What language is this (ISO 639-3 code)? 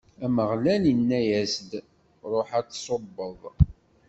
kab